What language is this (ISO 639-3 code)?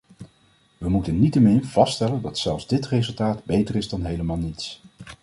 nld